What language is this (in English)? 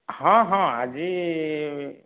Odia